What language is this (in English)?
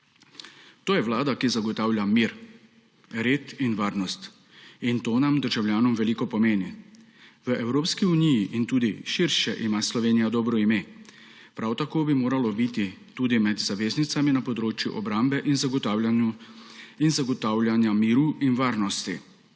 Slovenian